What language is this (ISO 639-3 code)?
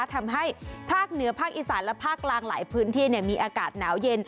tha